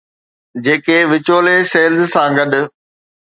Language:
Sindhi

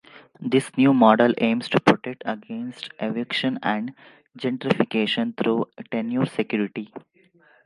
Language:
English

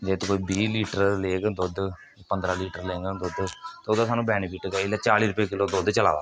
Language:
Dogri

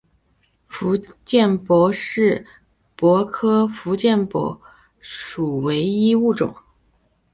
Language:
Chinese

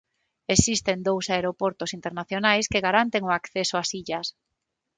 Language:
Galician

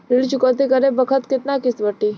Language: Bhojpuri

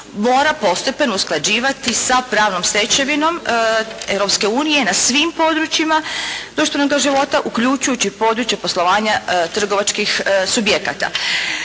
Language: Croatian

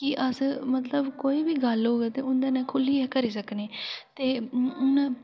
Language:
Dogri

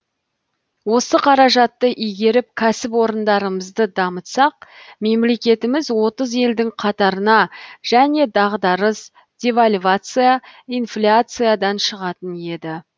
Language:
Kazakh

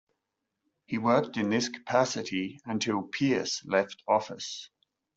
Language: English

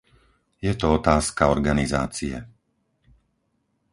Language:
Slovak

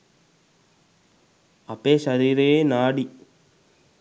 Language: Sinhala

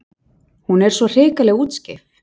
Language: Icelandic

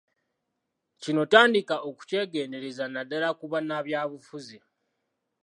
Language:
Ganda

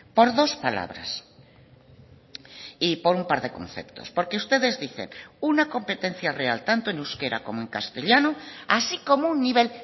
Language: Spanish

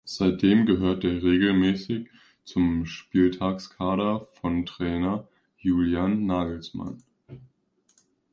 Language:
German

